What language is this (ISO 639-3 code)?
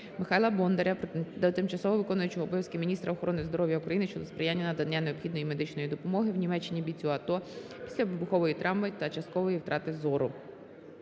ukr